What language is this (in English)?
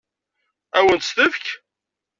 Kabyle